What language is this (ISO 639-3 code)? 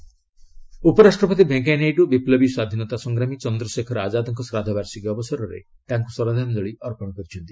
ori